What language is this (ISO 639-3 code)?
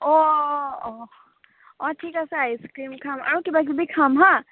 asm